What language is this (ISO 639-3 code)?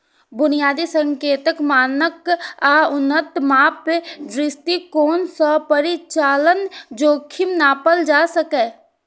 mai